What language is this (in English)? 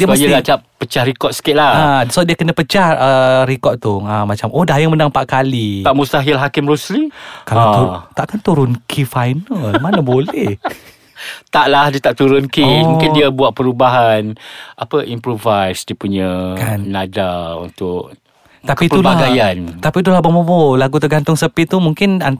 Malay